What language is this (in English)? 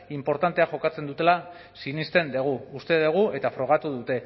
Basque